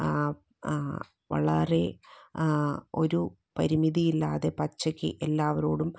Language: Malayalam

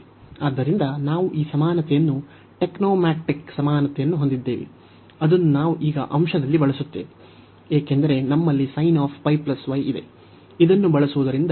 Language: Kannada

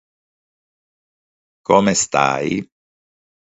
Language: Italian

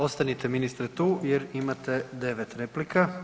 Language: Croatian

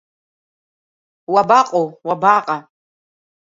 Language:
Abkhazian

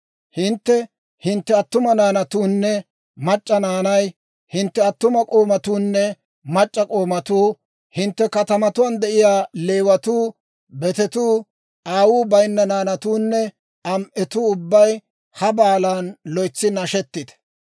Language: Dawro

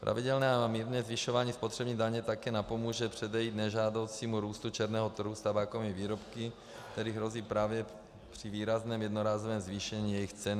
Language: Czech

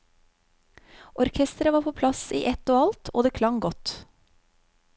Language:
Norwegian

